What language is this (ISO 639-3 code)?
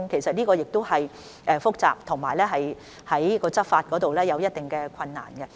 yue